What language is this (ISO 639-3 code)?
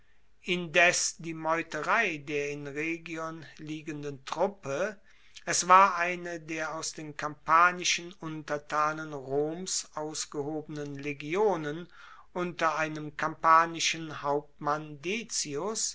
deu